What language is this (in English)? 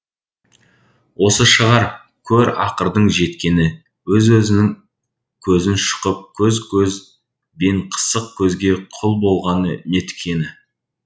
Kazakh